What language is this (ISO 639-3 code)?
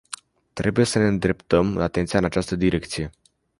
ron